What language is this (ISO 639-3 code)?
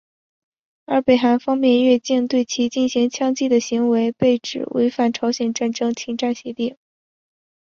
zho